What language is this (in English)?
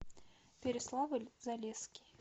Russian